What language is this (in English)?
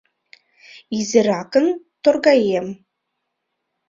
Mari